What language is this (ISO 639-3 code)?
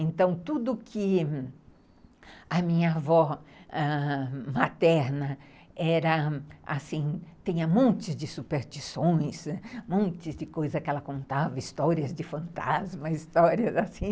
por